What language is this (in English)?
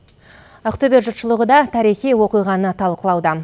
Kazakh